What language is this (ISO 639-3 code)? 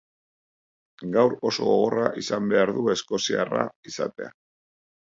eus